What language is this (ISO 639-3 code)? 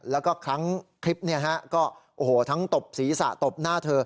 tha